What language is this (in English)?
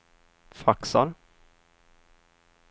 Swedish